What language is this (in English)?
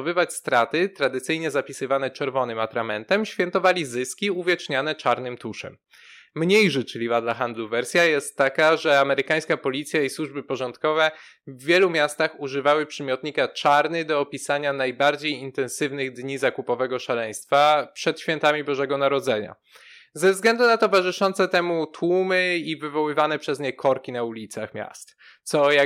Polish